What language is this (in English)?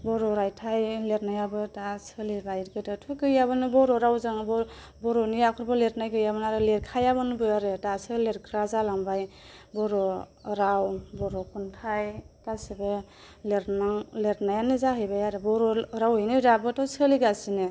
Bodo